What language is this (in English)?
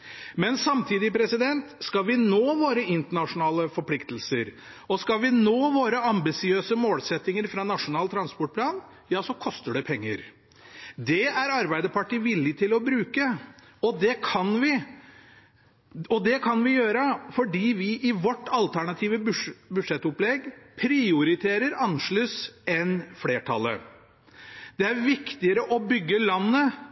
Norwegian